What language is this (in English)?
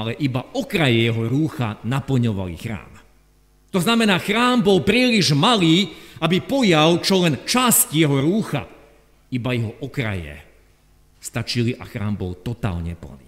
Slovak